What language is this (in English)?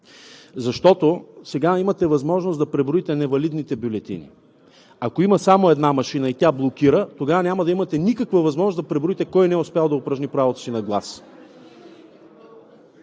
Bulgarian